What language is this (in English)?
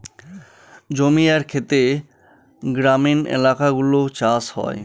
Bangla